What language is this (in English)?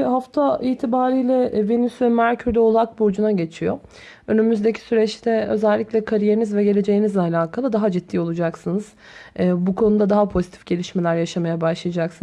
Turkish